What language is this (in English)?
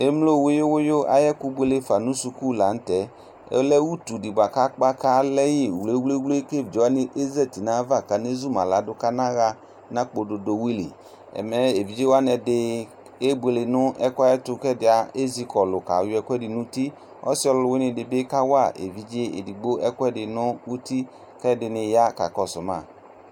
Ikposo